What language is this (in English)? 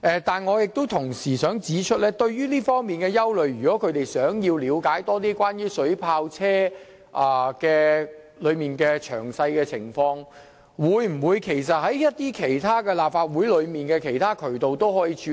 Cantonese